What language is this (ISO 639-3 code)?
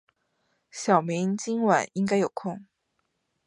zho